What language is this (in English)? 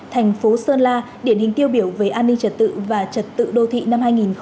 Vietnamese